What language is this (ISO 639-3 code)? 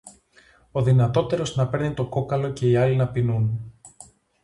ell